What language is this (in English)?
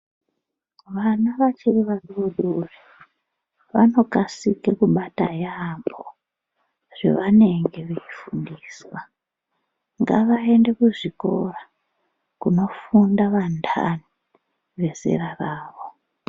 Ndau